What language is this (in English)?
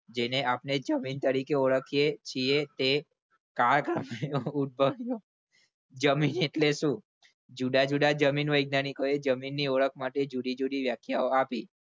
Gujarati